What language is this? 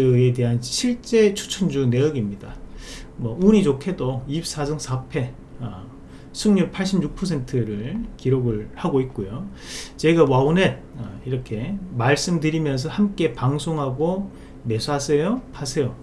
Korean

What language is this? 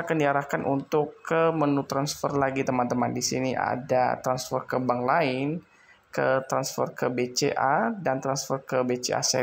Indonesian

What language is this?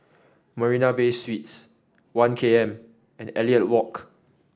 English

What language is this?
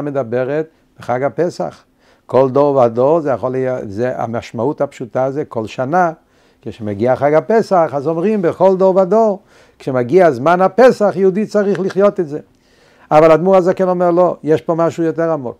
Hebrew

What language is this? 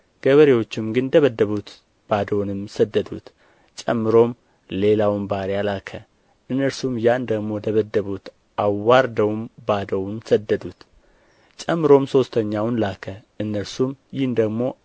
Amharic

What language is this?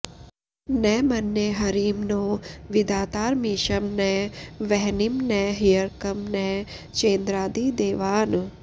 Sanskrit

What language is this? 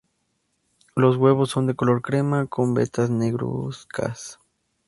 Spanish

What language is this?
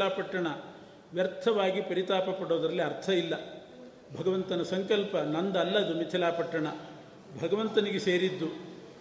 Kannada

